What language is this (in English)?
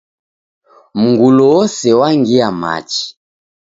Taita